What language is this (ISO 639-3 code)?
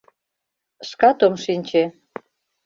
chm